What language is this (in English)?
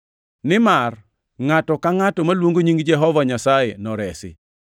Luo (Kenya and Tanzania)